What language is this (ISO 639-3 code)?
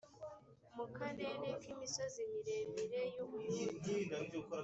kin